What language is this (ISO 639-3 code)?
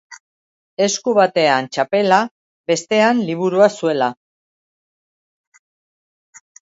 eus